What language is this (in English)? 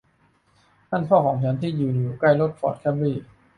Thai